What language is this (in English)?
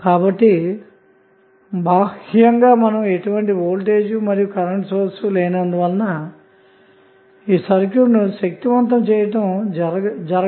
Telugu